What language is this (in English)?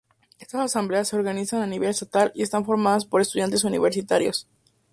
Spanish